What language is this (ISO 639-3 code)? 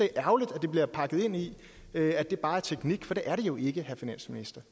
dan